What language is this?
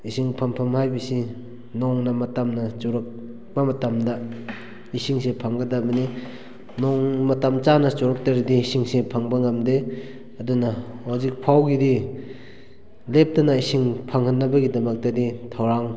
Manipuri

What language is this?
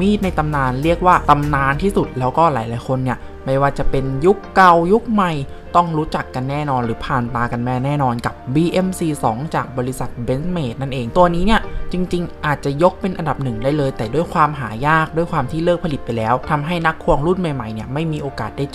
Thai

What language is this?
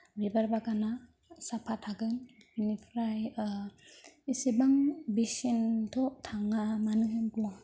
Bodo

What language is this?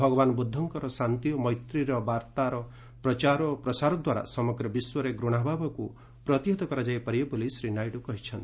Odia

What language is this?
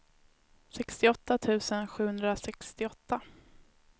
Swedish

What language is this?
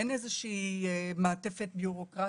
Hebrew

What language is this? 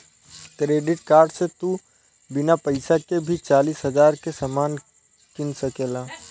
Bhojpuri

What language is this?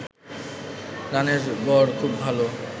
Bangla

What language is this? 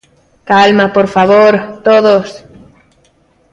Galician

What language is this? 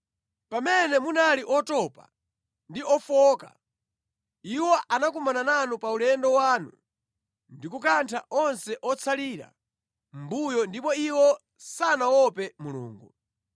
Nyanja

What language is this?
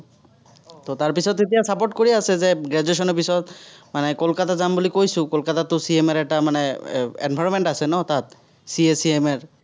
Assamese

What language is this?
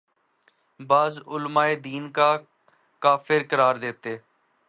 Urdu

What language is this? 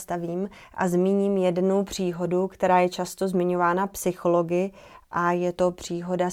Czech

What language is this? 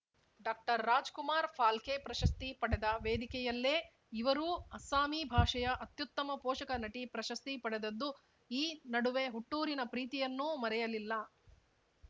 Kannada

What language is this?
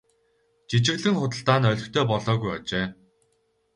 Mongolian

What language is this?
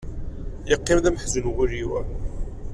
Kabyle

